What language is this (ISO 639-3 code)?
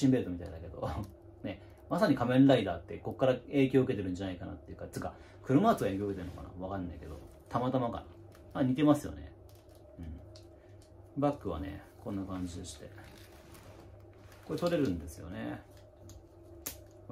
jpn